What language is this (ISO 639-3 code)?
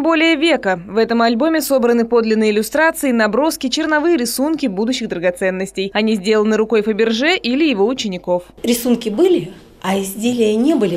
rus